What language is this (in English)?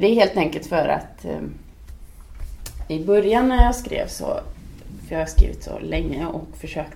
Swedish